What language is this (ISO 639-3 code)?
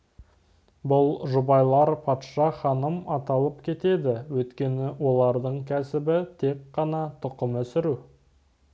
kaz